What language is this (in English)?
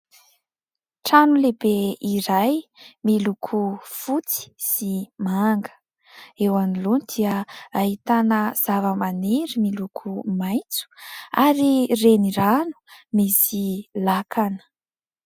Malagasy